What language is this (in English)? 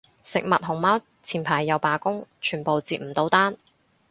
Cantonese